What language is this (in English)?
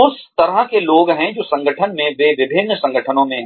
Hindi